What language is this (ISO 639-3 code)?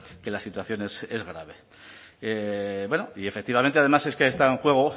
spa